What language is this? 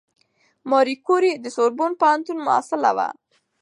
Pashto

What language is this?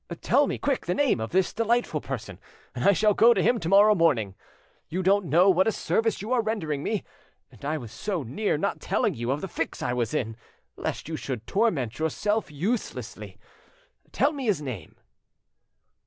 English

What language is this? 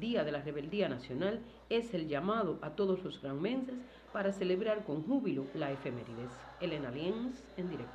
Spanish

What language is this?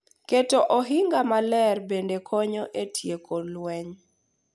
Luo (Kenya and Tanzania)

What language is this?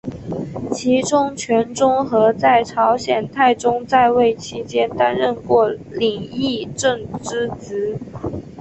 Chinese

